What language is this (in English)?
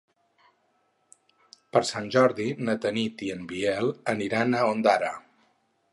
Catalan